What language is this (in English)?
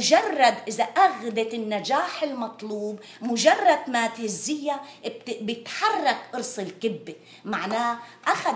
Arabic